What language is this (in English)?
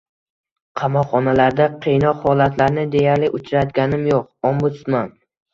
Uzbek